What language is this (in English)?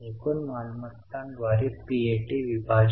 Marathi